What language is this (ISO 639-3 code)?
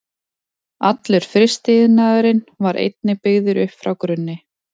isl